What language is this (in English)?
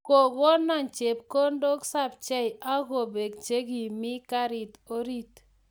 Kalenjin